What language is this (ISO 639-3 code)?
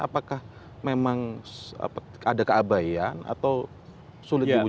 ind